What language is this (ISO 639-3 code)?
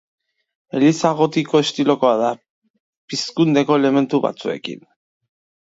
eus